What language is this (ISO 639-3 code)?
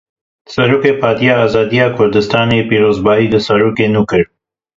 kur